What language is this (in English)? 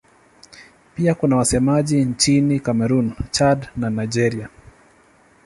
Swahili